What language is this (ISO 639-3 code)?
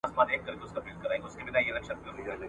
pus